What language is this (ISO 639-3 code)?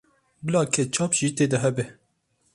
kur